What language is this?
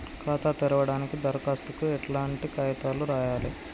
Telugu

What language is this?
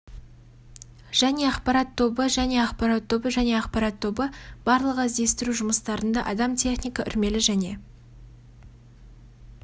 Kazakh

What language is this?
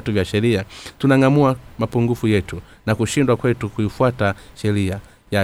Swahili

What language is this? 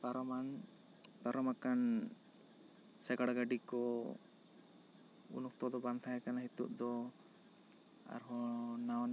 Santali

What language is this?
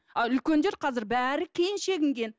Kazakh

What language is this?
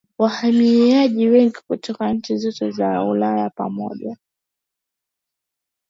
Swahili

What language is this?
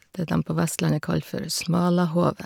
Norwegian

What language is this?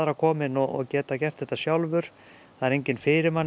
Icelandic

